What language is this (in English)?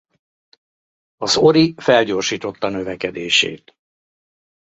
Hungarian